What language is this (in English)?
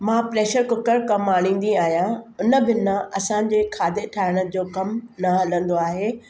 Sindhi